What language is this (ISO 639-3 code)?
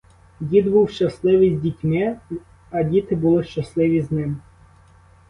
ukr